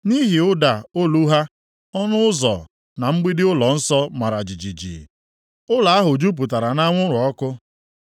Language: Igbo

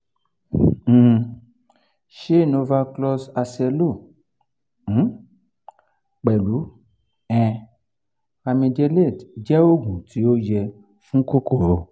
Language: Yoruba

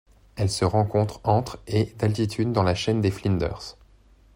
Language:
French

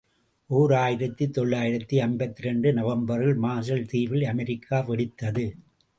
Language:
Tamil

